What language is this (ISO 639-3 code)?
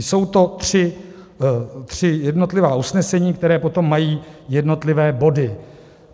ces